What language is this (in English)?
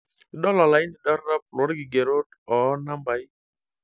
Masai